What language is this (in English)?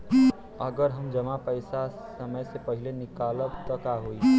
Bhojpuri